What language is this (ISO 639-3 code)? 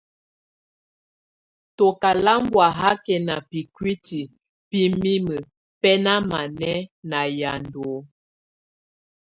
tvu